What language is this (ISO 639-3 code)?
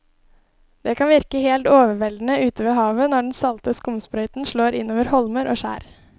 nor